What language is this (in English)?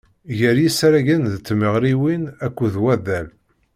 Kabyle